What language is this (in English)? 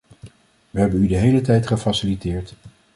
Dutch